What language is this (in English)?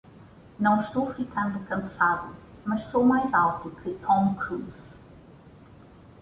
Portuguese